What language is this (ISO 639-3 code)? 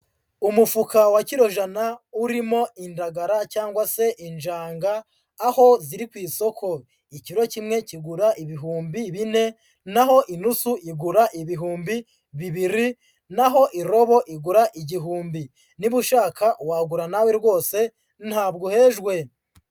kin